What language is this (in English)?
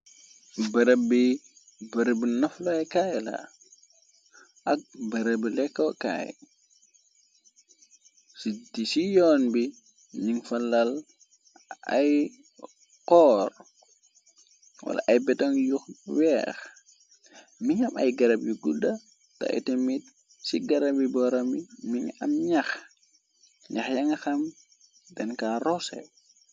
Wolof